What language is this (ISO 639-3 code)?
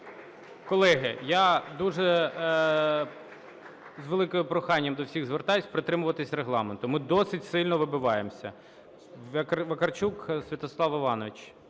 ukr